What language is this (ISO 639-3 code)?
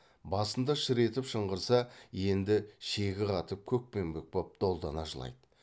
kaz